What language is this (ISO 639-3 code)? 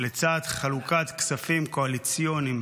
heb